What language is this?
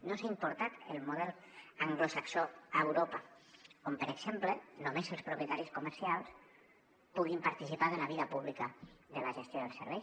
Catalan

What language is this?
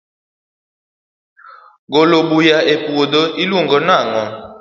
Luo (Kenya and Tanzania)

